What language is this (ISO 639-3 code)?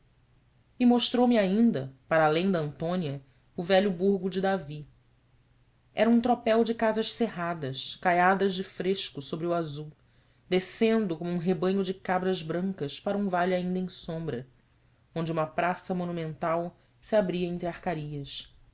por